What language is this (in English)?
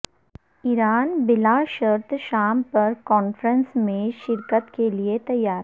Urdu